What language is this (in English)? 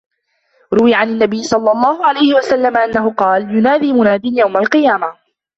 Arabic